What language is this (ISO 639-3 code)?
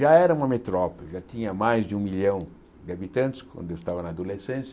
por